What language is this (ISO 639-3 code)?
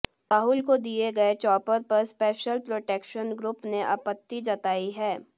hin